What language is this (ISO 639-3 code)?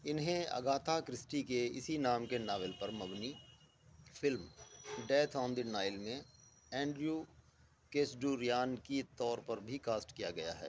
urd